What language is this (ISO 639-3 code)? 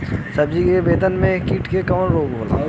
bho